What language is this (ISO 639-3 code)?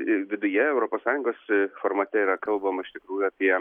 lit